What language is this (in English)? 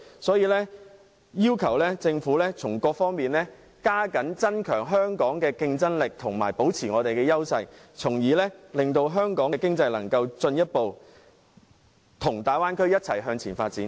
Cantonese